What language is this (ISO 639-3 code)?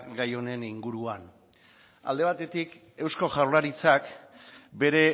eus